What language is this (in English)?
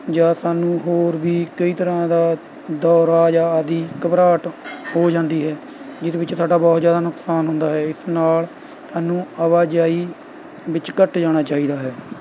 Punjabi